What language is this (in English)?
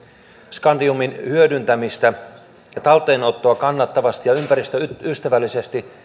Finnish